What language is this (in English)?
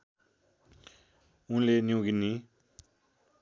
Nepali